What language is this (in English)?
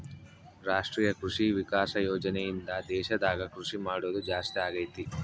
Kannada